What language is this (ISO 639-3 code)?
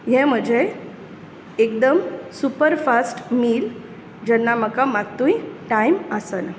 kok